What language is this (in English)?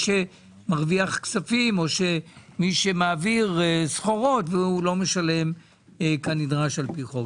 Hebrew